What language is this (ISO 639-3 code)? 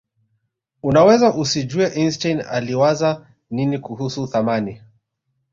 swa